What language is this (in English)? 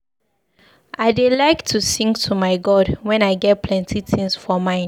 Nigerian Pidgin